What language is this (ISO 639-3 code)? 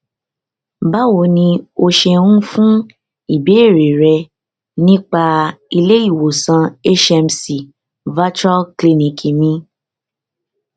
yor